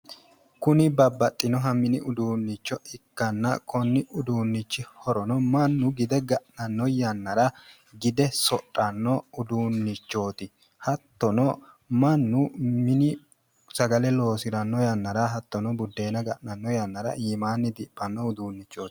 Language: Sidamo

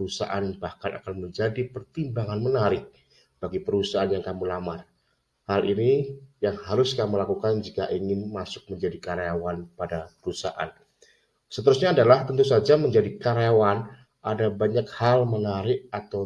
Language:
Indonesian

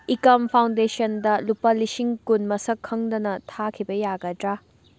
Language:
Manipuri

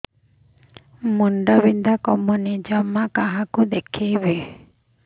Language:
Odia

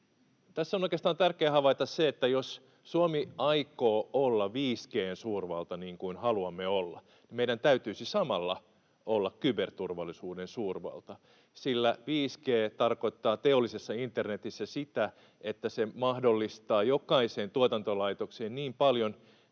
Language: Finnish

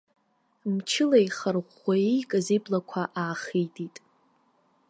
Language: Abkhazian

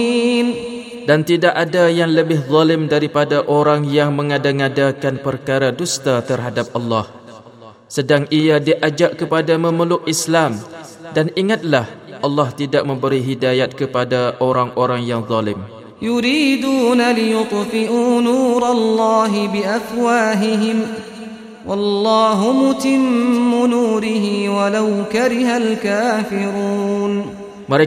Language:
Malay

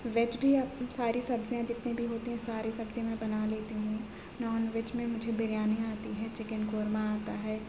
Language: Urdu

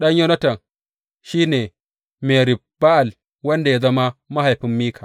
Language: Hausa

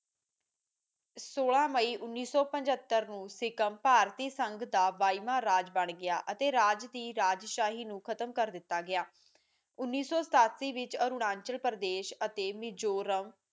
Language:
Punjabi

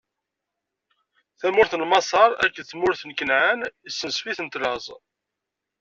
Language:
Kabyle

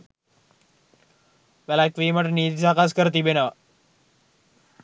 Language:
Sinhala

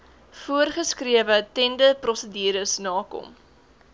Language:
Afrikaans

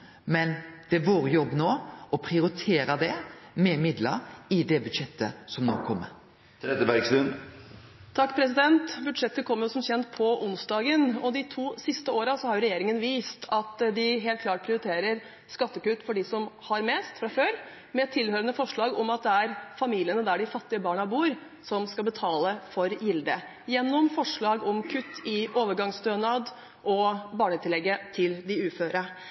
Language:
Norwegian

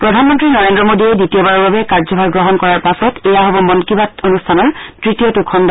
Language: Assamese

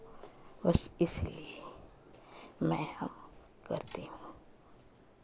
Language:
Hindi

